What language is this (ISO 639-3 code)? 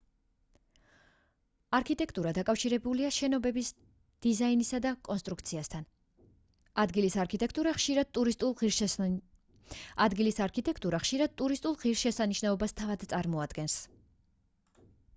kat